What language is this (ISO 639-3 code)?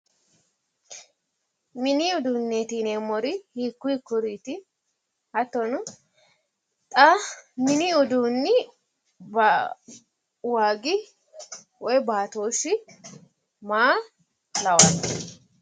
sid